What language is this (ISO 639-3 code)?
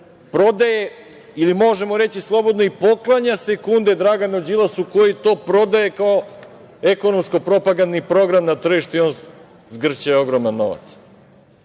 srp